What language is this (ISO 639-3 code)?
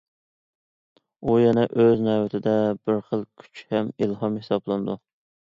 uig